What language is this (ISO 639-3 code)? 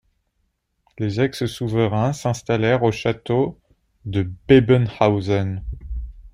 fra